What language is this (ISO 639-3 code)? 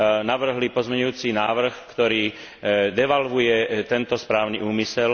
slk